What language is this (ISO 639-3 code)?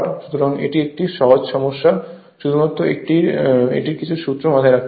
ben